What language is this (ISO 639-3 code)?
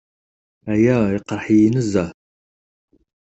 kab